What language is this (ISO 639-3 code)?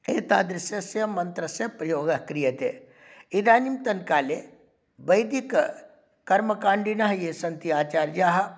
san